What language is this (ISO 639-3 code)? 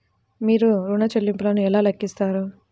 tel